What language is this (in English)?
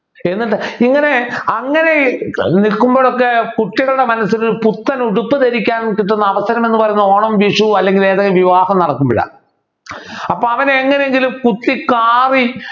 Malayalam